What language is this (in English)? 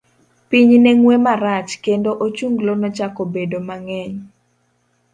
Luo (Kenya and Tanzania)